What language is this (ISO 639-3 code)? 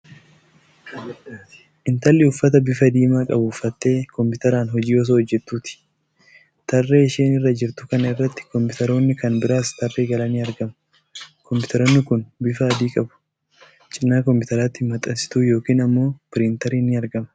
orm